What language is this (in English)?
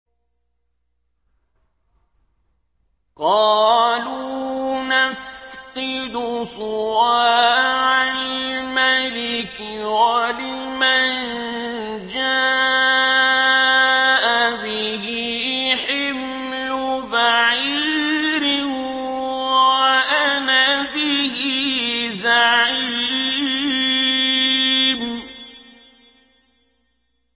Arabic